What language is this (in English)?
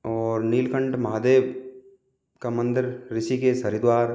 Hindi